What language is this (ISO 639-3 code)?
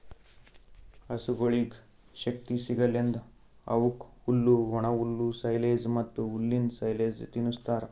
kan